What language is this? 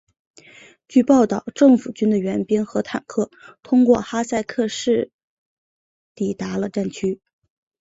Chinese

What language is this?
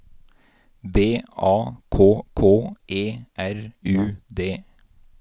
Norwegian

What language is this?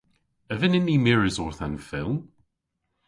Cornish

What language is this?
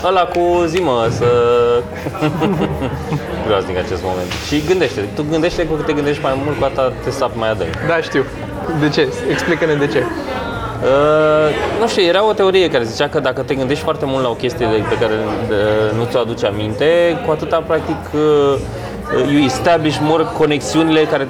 Romanian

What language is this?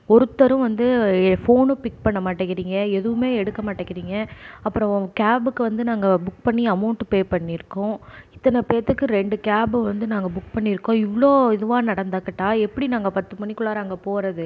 Tamil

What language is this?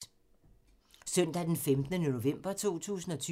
Danish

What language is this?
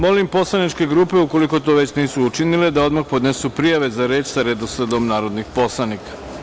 Serbian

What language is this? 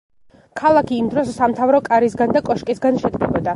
Georgian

